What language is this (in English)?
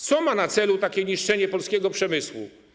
Polish